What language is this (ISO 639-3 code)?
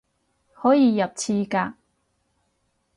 yue